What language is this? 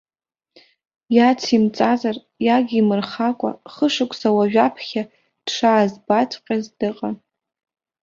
Abkhazian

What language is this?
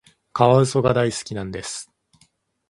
Japanese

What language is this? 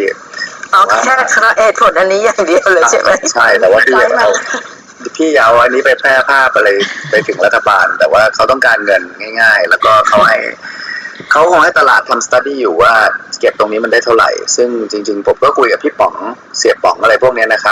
Thai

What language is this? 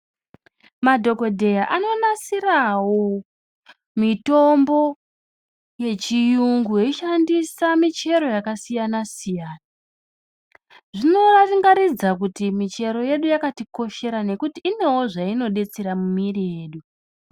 Ndau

